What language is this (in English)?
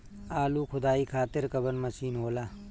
Bhojpuri